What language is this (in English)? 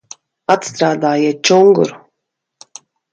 Latvian